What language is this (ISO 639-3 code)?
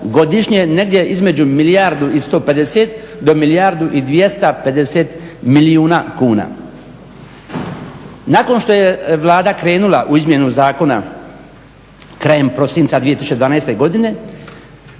hrv